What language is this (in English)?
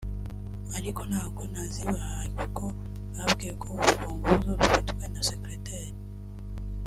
Kinyarwanda